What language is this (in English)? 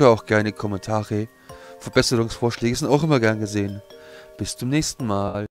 German